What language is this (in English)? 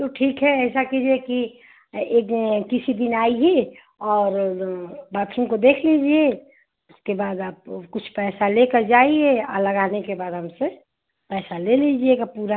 Hindi